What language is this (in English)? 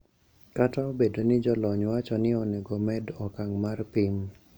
Luo (Kenya and Tanzania)